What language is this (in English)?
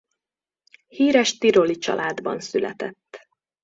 Hungarian